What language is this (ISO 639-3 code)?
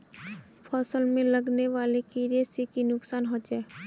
mag